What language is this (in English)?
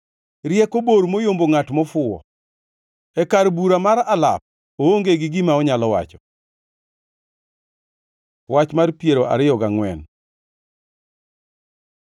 Luo (Kenya and Tanzania)